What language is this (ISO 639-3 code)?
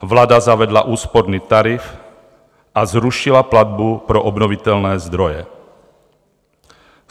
ces